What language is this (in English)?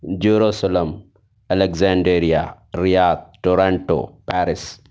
Urdu